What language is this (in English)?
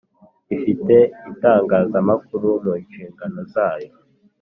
Kinyarwanda